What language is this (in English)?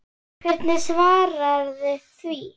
Icelandic